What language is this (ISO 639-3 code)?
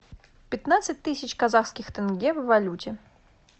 rus